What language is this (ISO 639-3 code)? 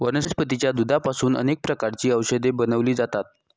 mar